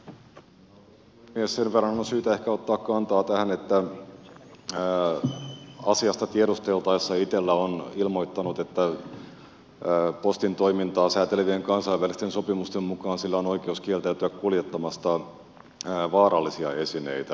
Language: Finnish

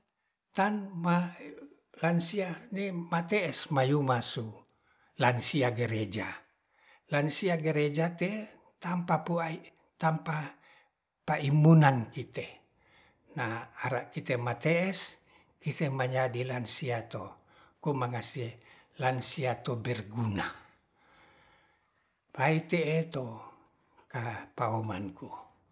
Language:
Ratahan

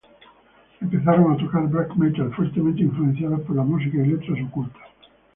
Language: Spanish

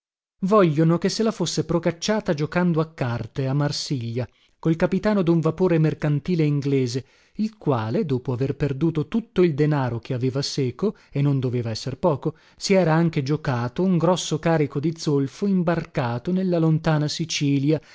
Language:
Italian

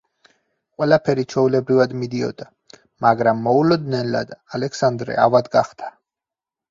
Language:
Georgian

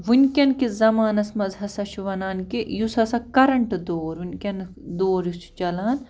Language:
Kashmiri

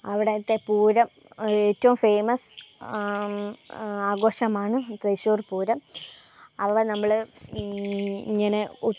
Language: Malayalam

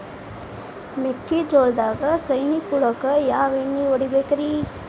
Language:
Kannada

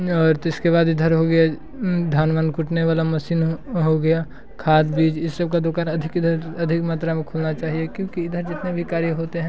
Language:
Hindi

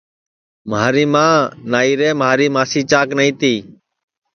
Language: Sansi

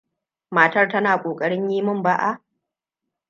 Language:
Hausa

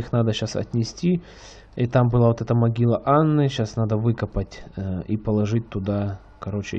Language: Russian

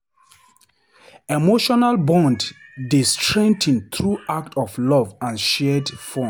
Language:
Nigerian Pidgin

